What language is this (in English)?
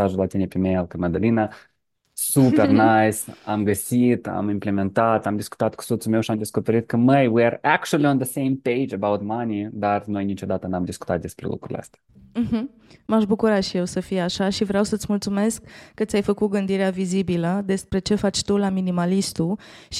Romanian